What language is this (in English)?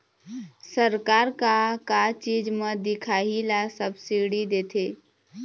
Chhattisgarhi